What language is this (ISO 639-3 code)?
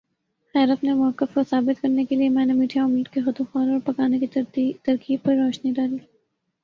urd